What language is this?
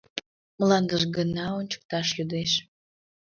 Mari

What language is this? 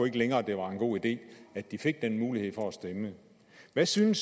Danish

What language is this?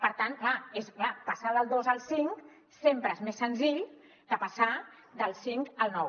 Catalan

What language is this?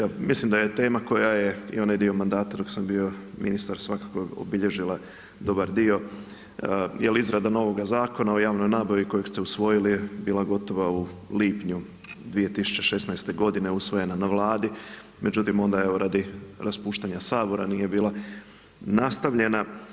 Croatian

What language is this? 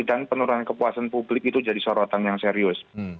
Indonesian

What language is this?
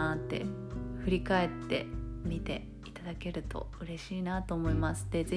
Japanese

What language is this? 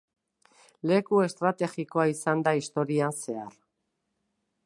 Basque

